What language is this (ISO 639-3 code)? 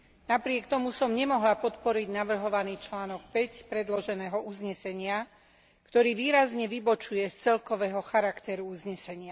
slk